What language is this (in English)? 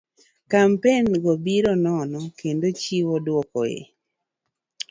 Luo (Kenya and Tanzania)